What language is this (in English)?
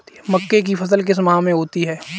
Hindi